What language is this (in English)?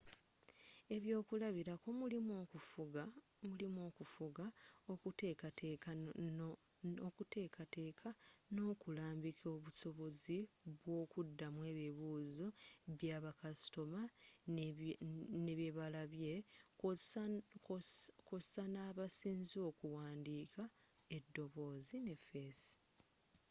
Ganda